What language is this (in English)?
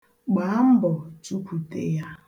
Igbo